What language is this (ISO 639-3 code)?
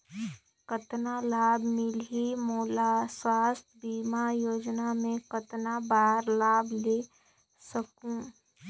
hne